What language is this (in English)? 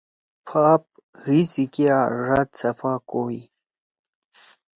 Torwali